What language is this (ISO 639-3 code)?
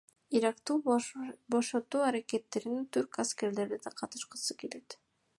kir